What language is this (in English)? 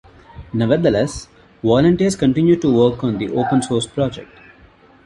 English